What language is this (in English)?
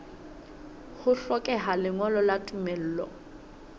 Southern Sotho